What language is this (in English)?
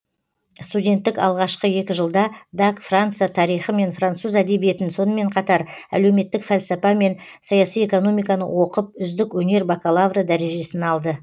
Kazakh